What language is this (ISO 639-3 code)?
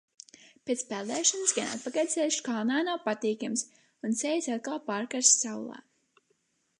lav